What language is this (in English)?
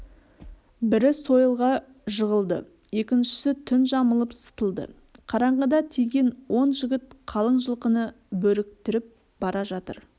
Kazakh